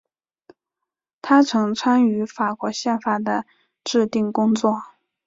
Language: Chinese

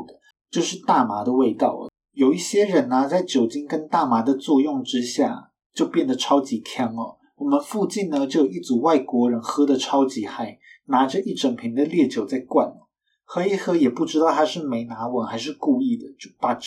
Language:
Chinese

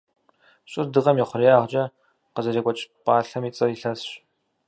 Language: Kabardian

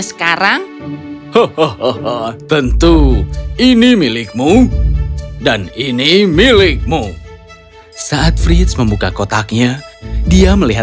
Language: Indonesian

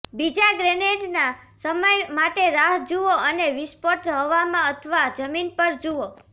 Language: Gujarati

